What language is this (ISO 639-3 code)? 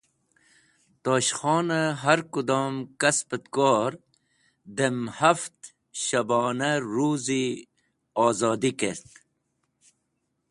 wbl